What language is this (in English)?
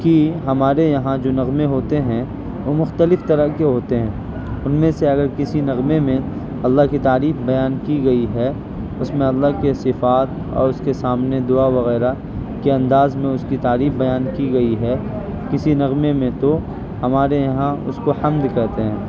Urdu